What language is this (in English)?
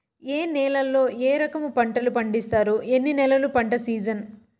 Telugu